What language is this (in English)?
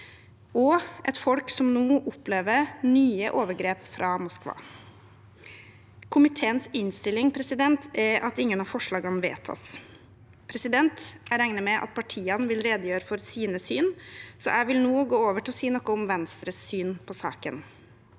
Norwegian